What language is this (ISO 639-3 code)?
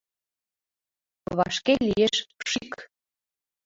chm